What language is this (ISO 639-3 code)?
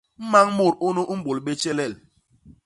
bas